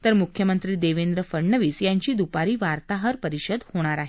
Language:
Marathi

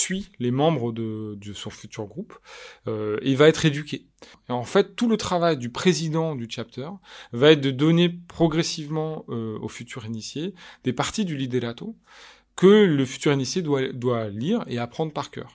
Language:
French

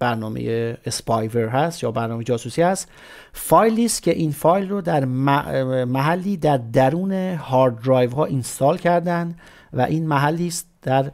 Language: Persian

